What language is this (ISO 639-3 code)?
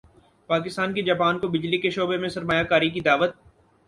urd